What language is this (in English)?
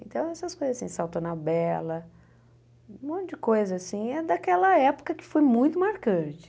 Portuguese